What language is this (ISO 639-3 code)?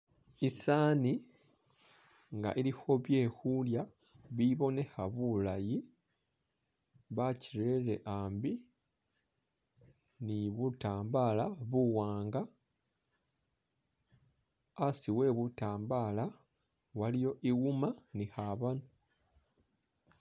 myx